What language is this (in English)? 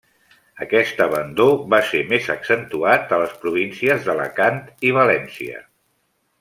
Catalan